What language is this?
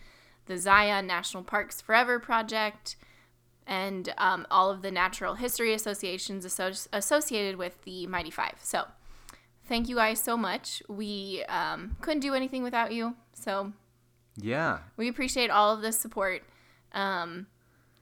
English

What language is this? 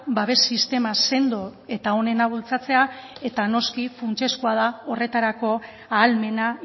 Basque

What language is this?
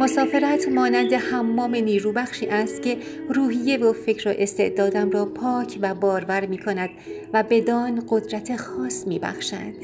Persian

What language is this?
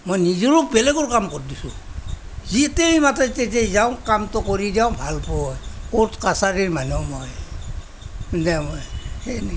Assamese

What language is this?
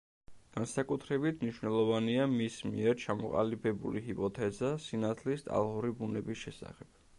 Georgian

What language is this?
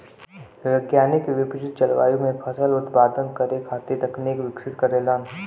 Bhojpuri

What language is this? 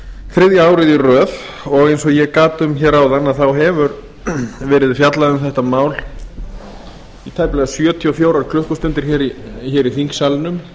Icelandic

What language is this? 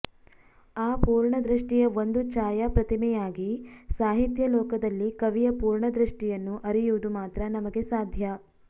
Kannada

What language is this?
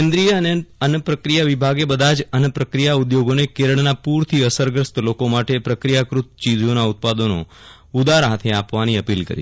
Gujarati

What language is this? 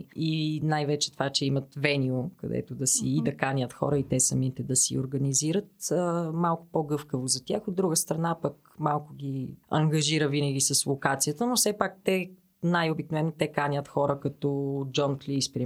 Bulgarian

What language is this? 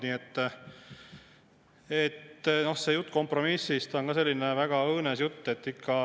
Estonian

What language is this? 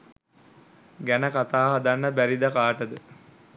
Sinhala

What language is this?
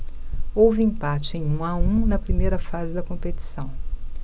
Portuguese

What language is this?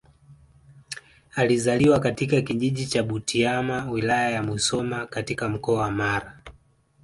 Swahili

